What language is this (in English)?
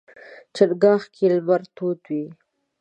Pashto